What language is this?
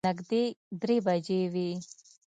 Pashto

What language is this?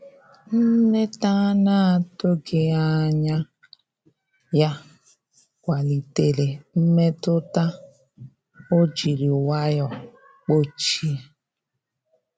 Igbo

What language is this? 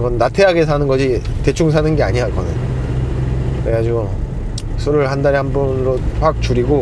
Korean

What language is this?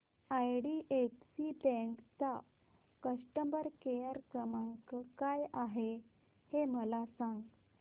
Marathi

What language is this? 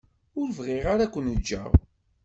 Kabyle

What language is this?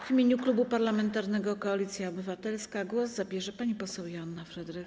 Polish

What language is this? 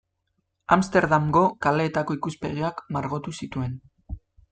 Basque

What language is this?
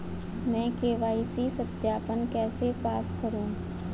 Hindi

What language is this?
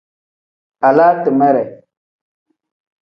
Tem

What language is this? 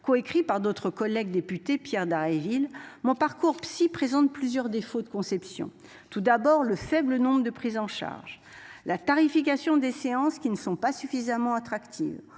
French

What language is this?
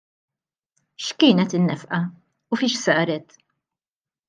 Maltese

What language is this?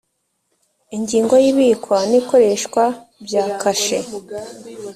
Kinyarwanda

